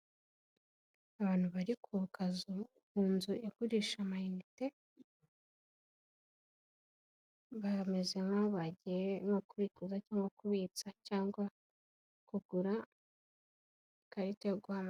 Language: Kinyarwanda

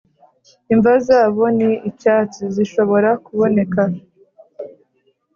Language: Kinyarwanda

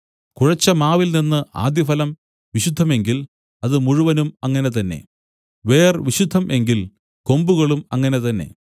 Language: Malayalam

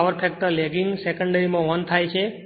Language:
Gujarati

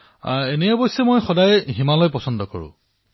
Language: Assamese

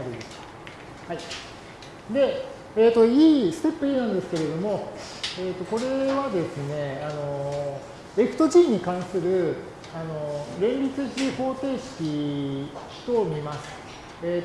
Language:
Japanese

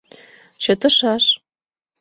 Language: Mari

